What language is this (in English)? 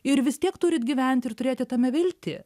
Lithuanian